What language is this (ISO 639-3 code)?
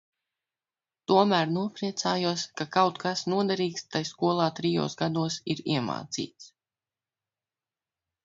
lav